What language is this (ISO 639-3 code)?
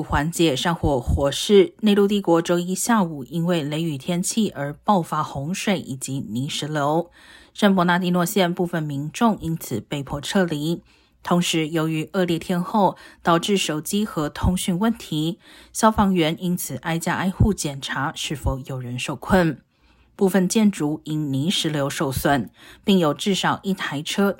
zho